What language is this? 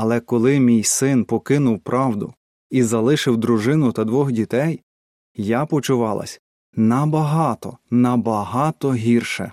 Ukrainian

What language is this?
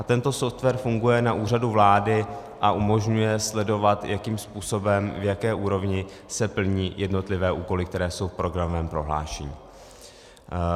Czech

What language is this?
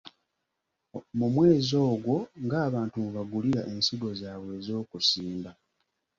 Ganda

